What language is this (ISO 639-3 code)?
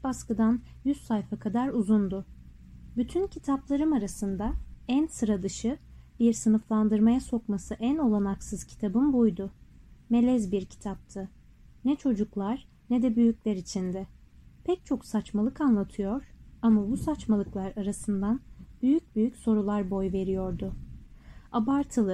tur